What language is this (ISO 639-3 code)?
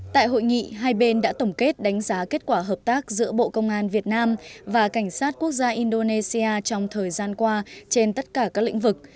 vie